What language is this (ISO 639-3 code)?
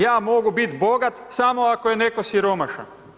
hrv